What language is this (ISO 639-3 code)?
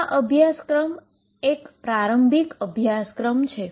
guj